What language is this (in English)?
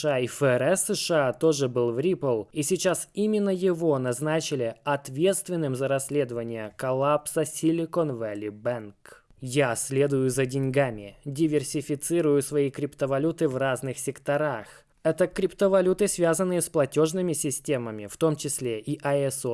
Russian